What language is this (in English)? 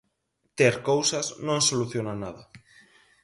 Galician